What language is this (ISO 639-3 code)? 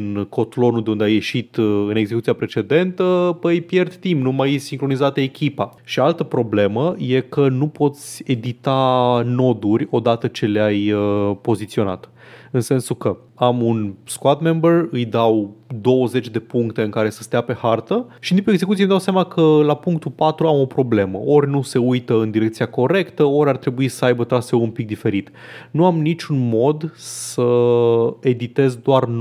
ron